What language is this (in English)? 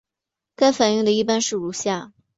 Chinese